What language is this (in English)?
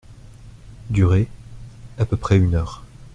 French